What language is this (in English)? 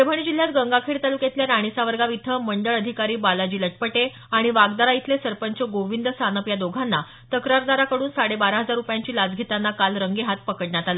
Marathi